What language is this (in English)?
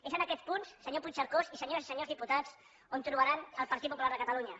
Catalan